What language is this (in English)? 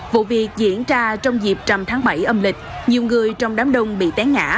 Vietnamese